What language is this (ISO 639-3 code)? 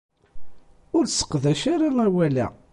kab